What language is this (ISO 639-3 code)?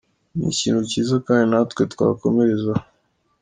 kin